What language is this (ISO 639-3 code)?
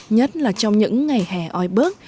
vie